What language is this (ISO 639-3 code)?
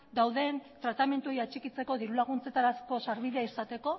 eus